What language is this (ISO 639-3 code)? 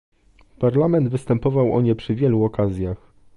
pol